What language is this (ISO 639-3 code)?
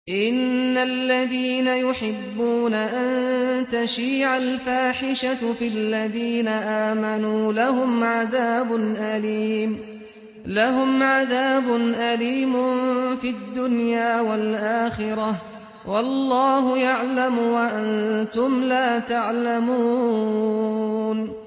ara